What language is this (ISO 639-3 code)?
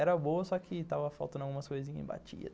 por